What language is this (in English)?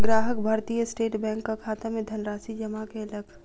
Maithili